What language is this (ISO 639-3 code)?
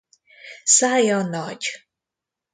hun